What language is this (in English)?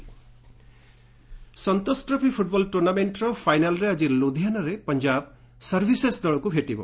Odia